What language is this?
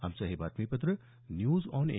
Marathi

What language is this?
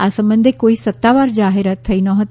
Gujarati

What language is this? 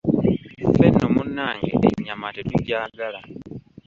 Ganda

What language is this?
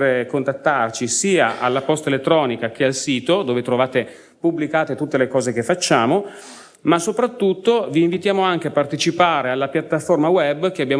Italian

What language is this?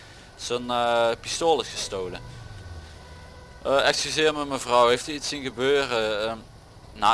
Dutch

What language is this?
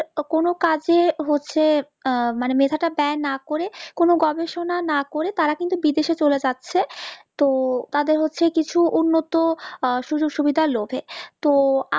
Bangla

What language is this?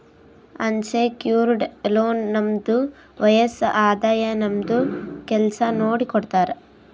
Kannada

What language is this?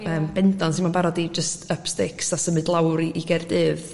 Welsh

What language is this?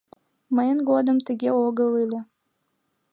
Mari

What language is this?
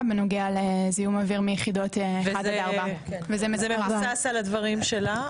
Hebrew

